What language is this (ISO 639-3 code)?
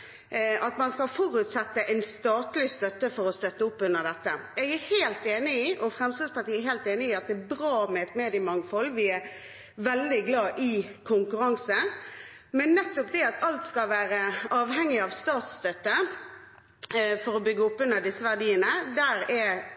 nob